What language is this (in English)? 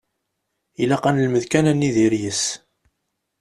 Kabyle